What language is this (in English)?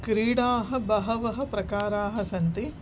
Sanskrit